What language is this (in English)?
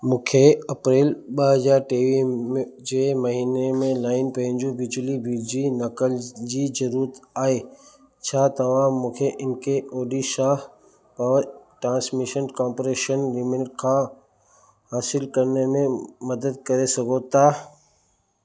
Sindhi